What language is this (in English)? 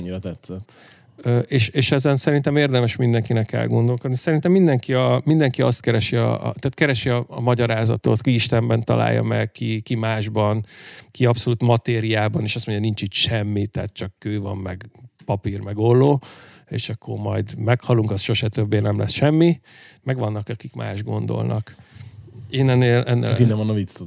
Hungarian